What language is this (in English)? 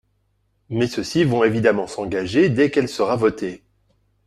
French